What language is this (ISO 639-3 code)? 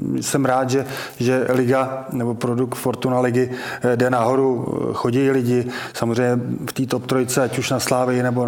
ces